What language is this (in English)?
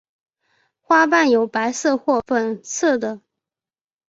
Chinese